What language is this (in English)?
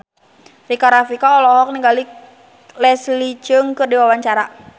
Sundanese